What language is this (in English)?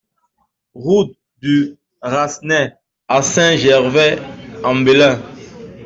French